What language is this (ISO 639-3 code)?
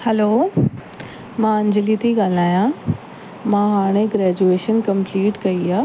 snd